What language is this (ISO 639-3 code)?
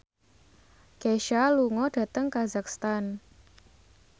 jav